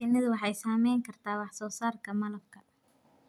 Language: Somali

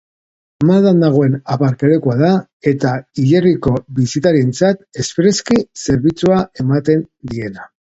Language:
Basque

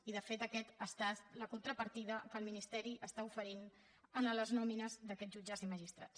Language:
Catalan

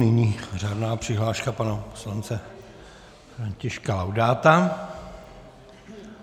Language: Czech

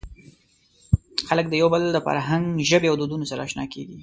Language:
Pashto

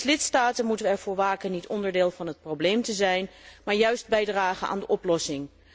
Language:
Dutch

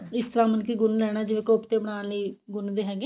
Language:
Punjabi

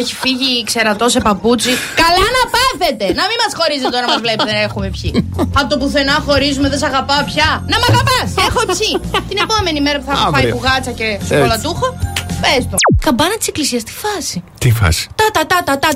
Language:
Greek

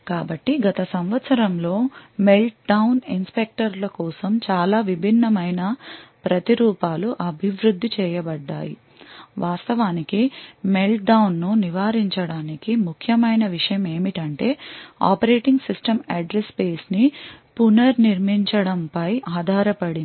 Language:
Telugu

